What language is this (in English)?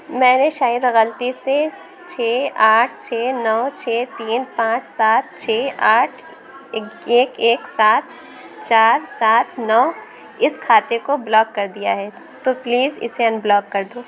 Urdu